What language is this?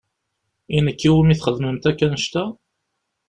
Kabyle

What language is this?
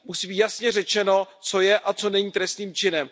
Czech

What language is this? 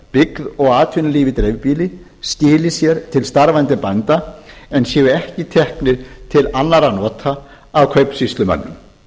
Icelandic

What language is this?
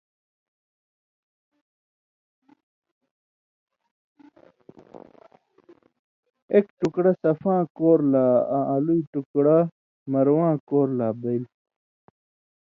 Indus Kohistani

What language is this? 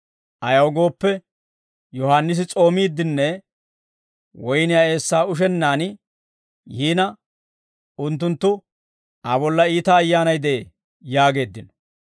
Dawro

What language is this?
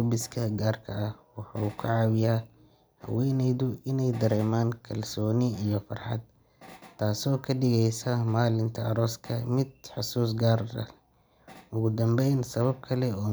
Somali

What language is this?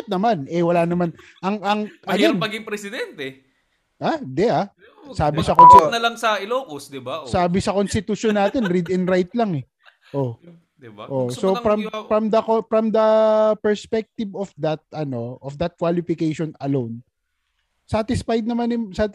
Filipino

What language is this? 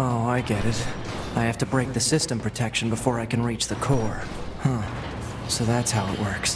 German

